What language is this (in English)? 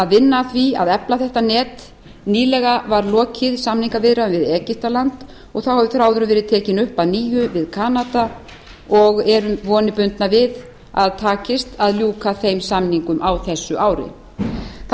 Icelandic